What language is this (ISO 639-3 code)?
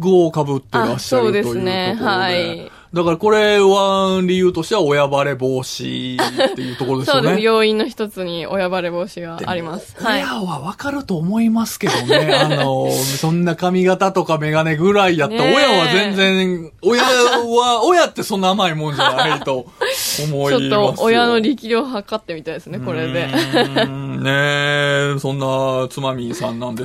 jpn